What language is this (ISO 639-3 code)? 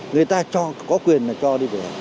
vie